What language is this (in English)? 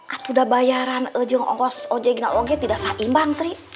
Indonesian